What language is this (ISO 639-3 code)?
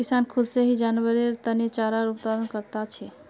mag